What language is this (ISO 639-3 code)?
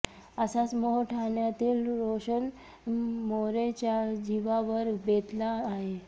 mar